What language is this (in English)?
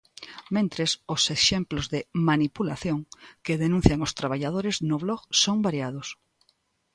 Galician